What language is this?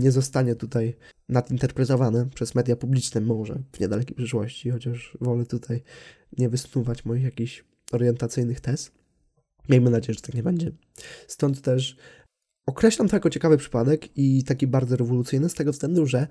Polish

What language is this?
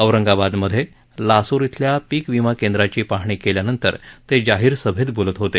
Marathi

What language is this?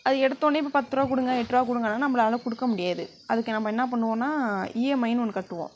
Tamil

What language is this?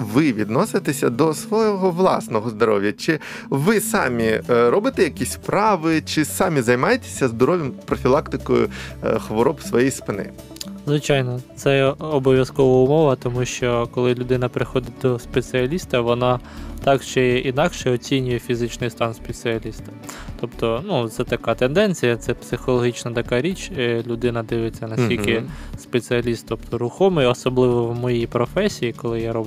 Ukrainian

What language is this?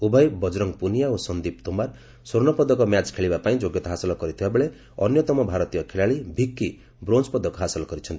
Odia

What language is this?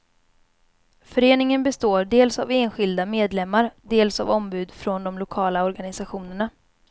Swedish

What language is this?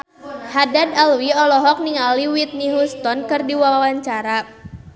Sundanese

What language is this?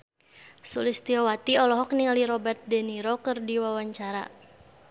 Sundanese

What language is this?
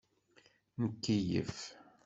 Kabyle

